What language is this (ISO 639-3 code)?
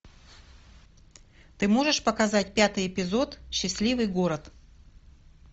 rus